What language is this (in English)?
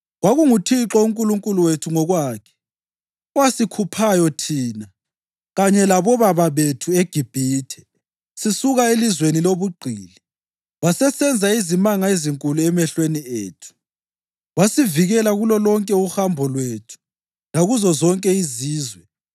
North Ndebele